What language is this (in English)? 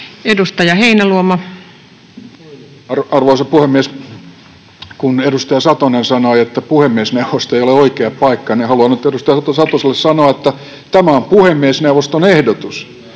Finnish